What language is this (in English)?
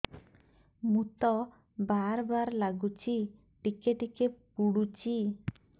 Odia